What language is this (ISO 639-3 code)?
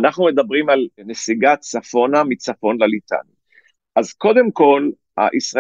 heb